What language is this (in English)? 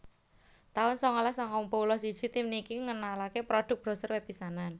Javanese